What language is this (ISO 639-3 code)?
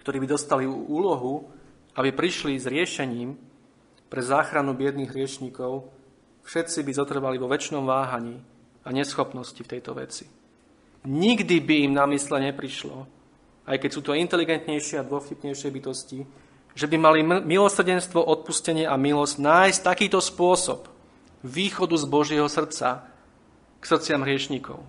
slk